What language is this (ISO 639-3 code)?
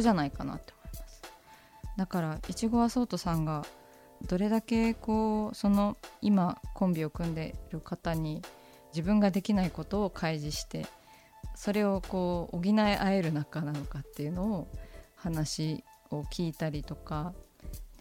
jpn